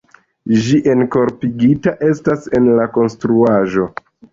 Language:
Esperanto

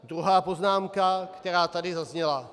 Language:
Czech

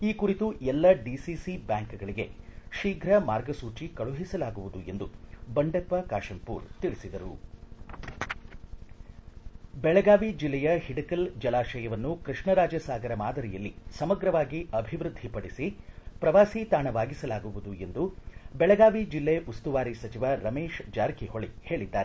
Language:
Kannada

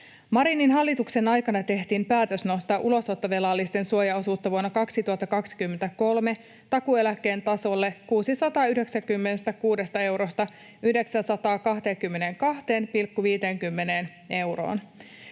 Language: Finnish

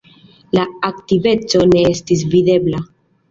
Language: Esperanto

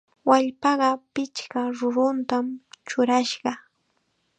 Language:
Chiquián Ancash Quechua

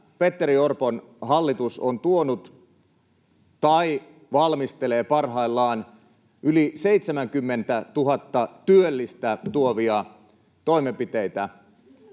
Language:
Finnish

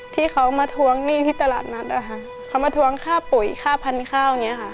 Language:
Thai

